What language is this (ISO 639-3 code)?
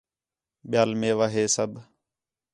xhe